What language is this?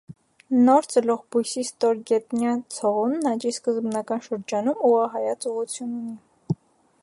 Armenian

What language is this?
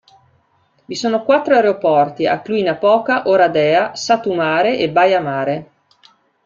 Italian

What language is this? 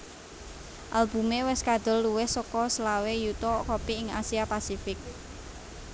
Javanese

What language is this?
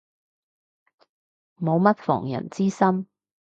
Cantonese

